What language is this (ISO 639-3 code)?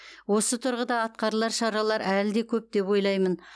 kaz